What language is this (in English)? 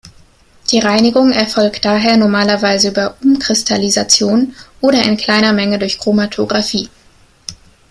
German